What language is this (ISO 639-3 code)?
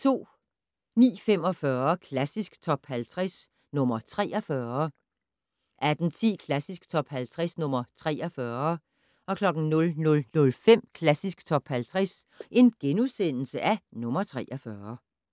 dan